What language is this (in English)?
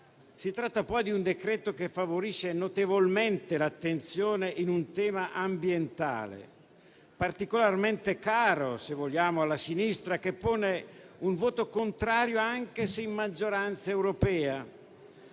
Italian